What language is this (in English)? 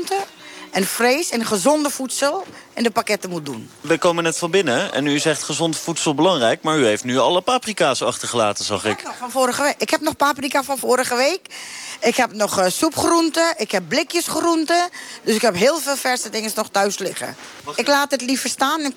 Dutch